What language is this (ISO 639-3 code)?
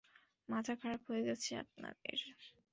ben